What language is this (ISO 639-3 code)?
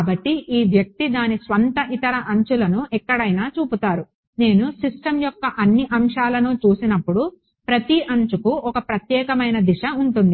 tel